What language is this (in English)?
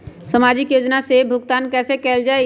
Magahi